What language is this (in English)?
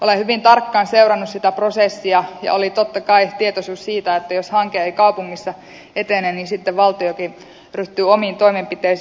Finnish